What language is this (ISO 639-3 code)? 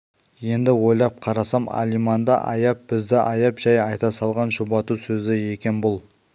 kaz